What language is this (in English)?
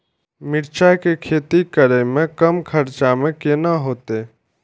Maithili